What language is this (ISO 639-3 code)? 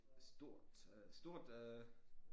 dan